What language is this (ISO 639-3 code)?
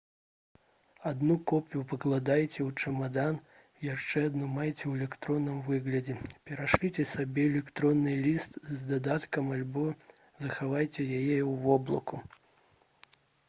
bel